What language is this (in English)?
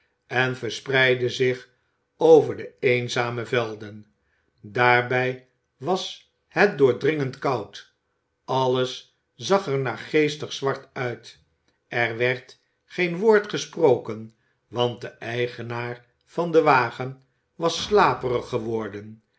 Dutch